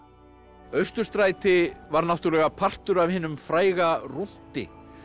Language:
Icelandic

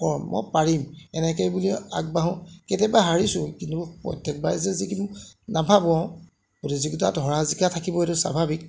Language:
Assamese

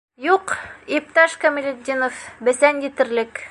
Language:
Bashkir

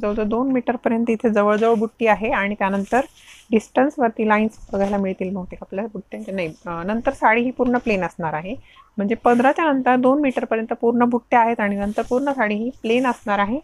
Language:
Hindi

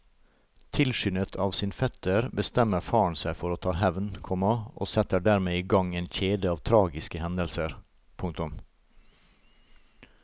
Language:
Norwegian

